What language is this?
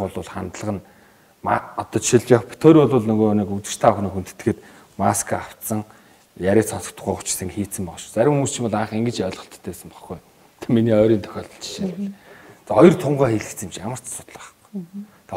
Romanian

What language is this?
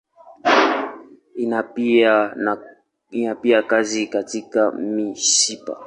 Swahili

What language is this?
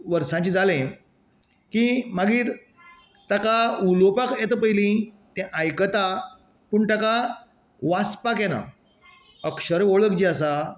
Konkani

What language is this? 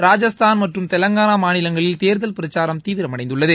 Tamil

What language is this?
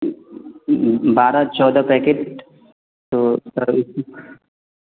Hindi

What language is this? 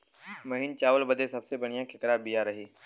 Bhojpuri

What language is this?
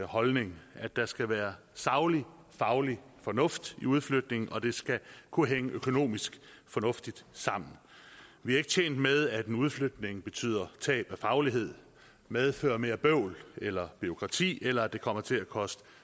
Danish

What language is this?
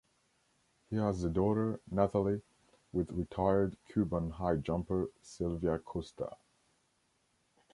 English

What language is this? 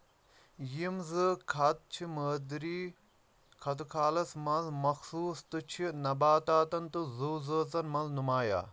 Kashmiri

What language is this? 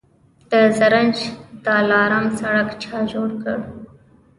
Pashto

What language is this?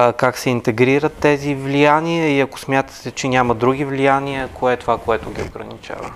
Bulgarian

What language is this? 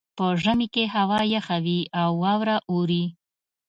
Pashto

